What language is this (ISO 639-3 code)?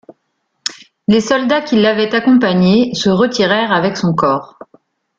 fra